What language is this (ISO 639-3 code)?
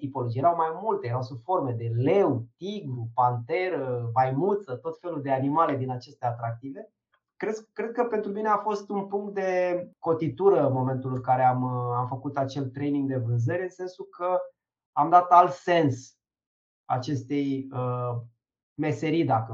ron